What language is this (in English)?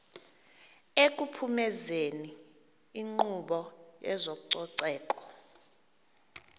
Xhosa